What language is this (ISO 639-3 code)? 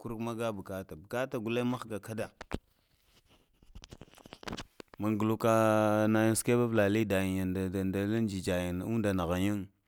hia